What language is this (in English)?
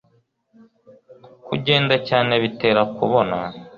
Kinyarwanda